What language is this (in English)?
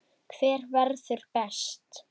Icelandic